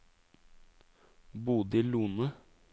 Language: Norwegian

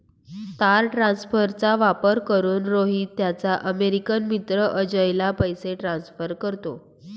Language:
Marathi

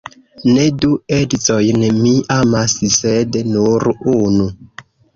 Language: Esperanto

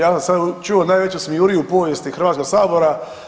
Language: Croatian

